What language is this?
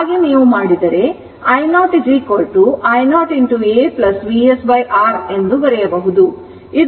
Kannada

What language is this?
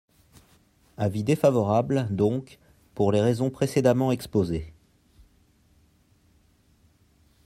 French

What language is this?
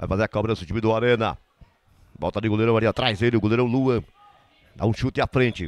Portuguese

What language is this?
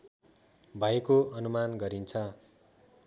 Nepali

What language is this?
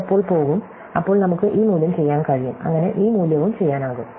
Malayalam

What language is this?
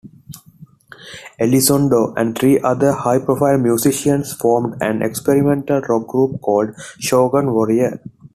English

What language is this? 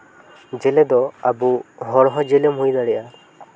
Santali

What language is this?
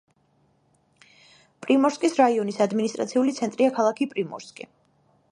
Georgian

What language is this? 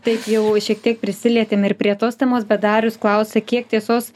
Lithuanian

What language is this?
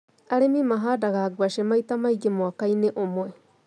Kikuyu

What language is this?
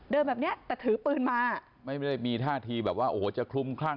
Thai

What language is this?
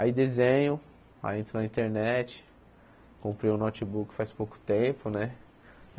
Portuguese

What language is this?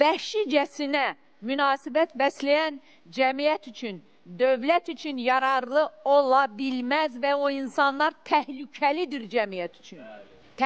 Turkish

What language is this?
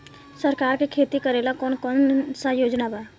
Bhojpuri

